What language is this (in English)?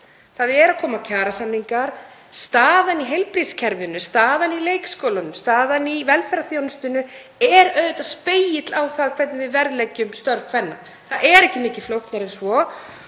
Icelandic